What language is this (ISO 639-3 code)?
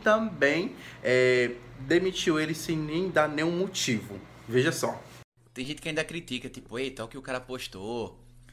por